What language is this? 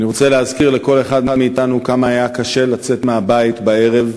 Hebrew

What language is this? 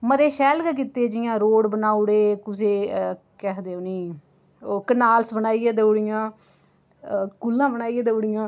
Dogri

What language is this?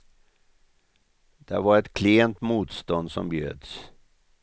Swedish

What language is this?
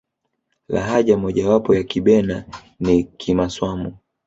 Swahili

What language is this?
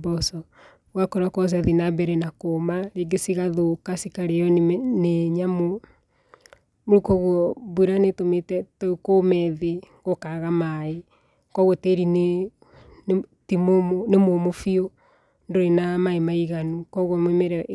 Kikuyu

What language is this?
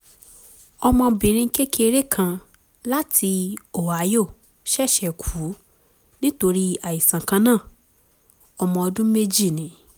Yoruba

